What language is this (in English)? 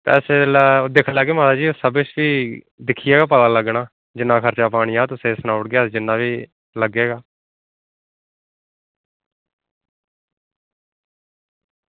Dogri